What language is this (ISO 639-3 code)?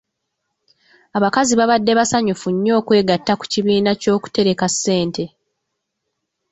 lug